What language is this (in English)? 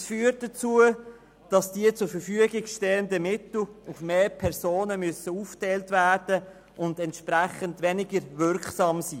Swiss German